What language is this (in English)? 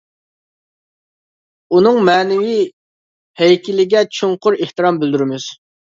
Uyghur